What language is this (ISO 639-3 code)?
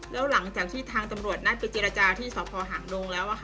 tha